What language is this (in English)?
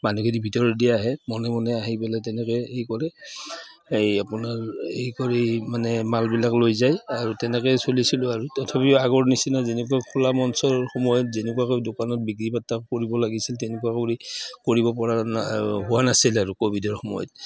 Assamese